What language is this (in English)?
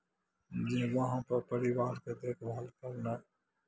Maithili